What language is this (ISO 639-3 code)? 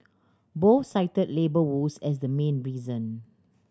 eng